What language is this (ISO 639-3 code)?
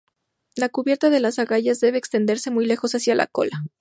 spa